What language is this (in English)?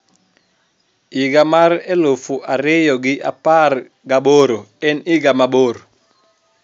Luo (Kenya and Tanzania)